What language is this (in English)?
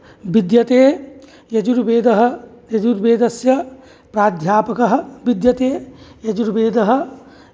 Sanskrit